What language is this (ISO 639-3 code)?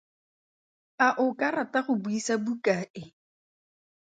tsn